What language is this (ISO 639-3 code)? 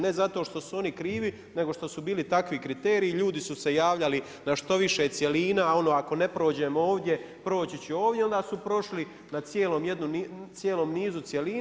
hrv